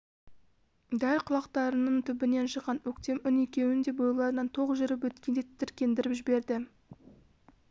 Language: Kazakh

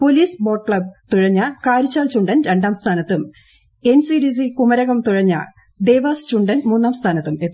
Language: Malayalam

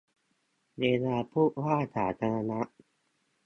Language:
Thai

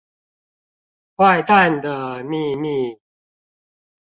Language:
Chinese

